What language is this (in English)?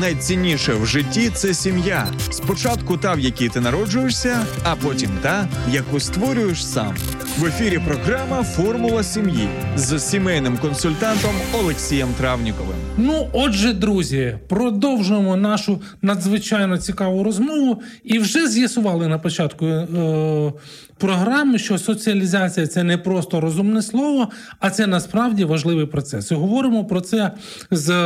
Ukrainian